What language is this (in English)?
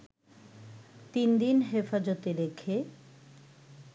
Bangla